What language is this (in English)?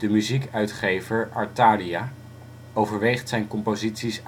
Dutch